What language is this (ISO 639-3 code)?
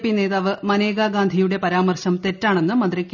mal